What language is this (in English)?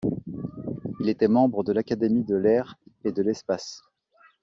French